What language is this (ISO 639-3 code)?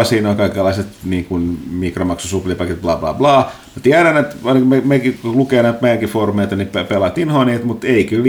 fin